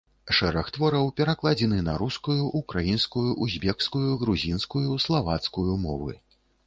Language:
Belarusian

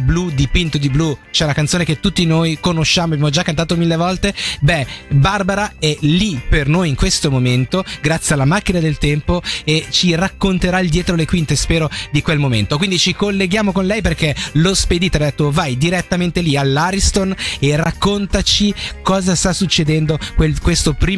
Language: Italian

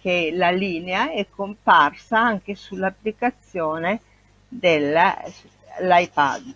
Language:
Italian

